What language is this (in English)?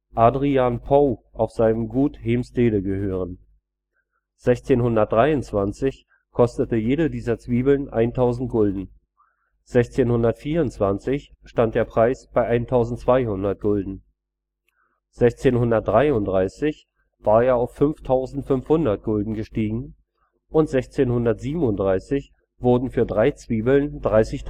German